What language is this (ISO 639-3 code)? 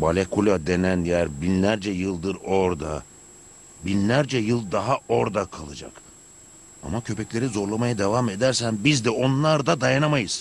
tur